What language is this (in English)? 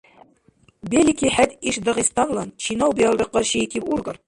Dargwa